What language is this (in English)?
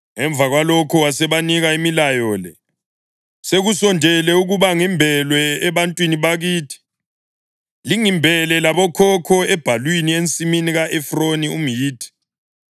North Ndebele